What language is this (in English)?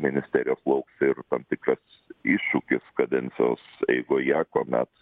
Lithuanian